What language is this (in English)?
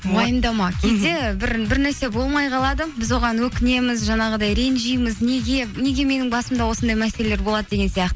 Kazakh